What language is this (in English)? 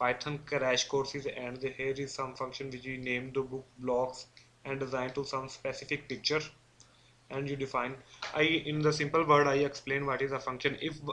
English